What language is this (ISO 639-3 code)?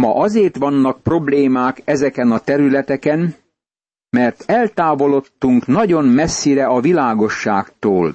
hun